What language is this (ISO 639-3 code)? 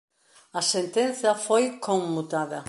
glg